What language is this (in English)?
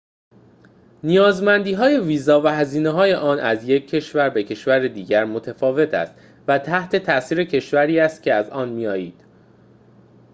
Persian